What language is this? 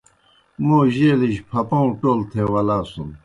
Kohistani Shina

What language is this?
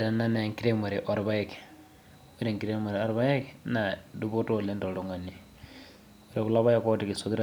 Masai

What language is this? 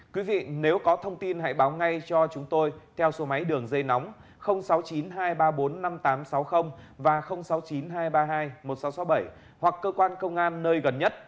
Vietnamese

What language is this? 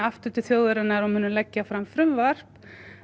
Icelandic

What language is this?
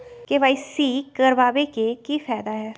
Magahi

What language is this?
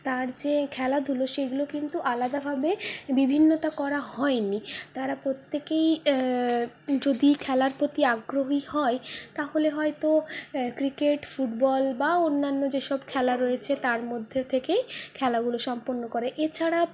Bangla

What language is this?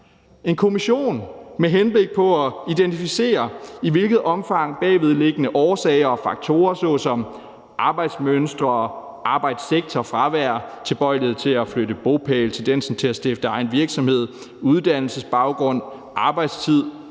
Danish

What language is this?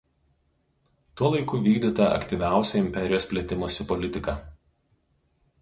Lithuanian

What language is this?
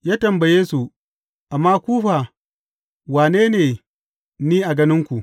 Hausa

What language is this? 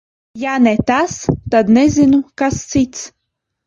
Latvian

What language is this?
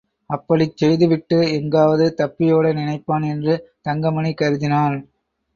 Tamil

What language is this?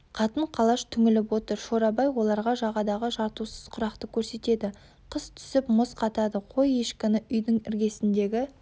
Kazakh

